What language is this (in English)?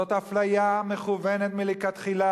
Hebrew